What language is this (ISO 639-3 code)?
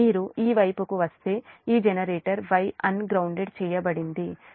tel